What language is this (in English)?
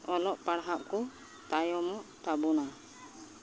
Santali